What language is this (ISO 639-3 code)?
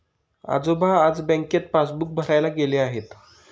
mar